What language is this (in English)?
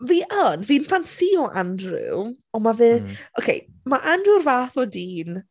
Welsh